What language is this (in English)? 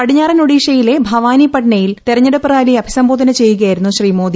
Malayalam